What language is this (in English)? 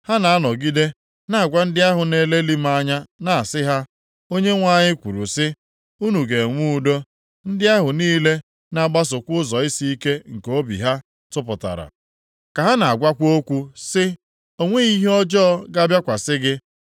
Igbo